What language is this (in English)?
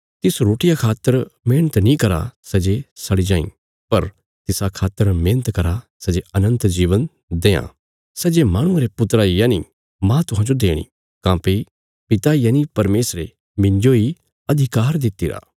Bilaspuri